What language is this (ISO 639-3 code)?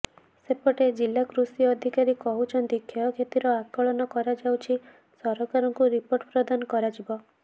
ori